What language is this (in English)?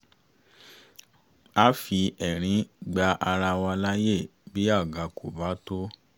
Yoruba